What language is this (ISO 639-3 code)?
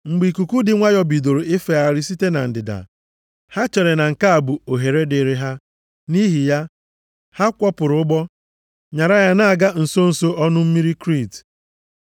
ibo